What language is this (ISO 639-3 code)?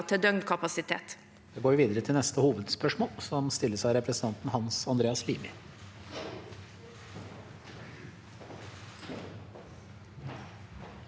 nor